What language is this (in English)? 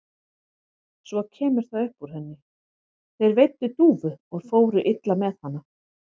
Icelandic